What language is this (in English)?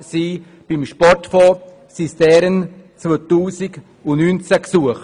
Swiss German